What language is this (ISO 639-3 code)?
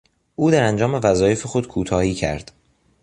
fas